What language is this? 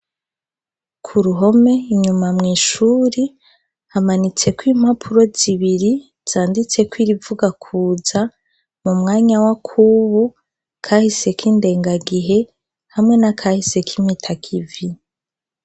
Rundi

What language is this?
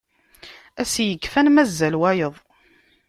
Kabyle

